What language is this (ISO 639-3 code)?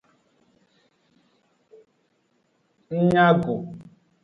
ajg